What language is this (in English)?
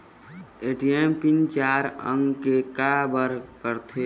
Chhattisgarhi